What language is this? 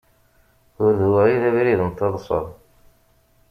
Kabyle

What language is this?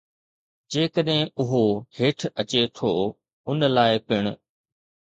Sindhi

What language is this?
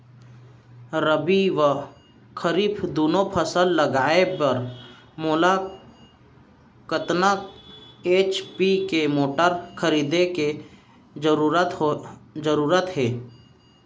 Chhattisgarhi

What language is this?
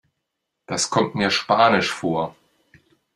German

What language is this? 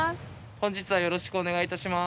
Japanese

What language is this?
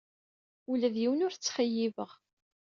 Kabyle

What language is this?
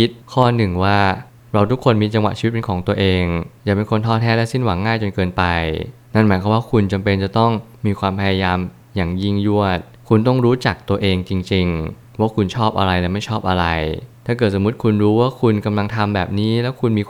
Thai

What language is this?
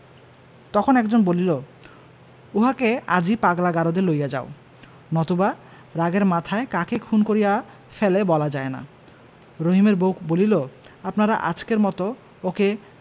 Bangla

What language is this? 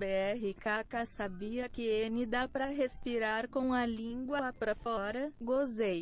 Portuguese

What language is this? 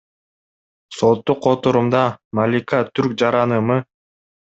Kyrgyz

